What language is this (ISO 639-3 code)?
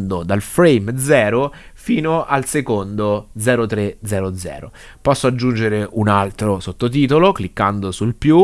ita